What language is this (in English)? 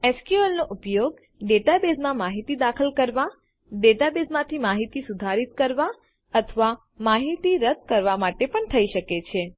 Gujarati